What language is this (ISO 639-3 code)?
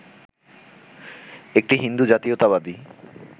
ben